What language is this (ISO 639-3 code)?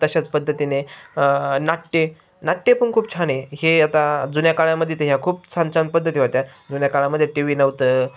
mar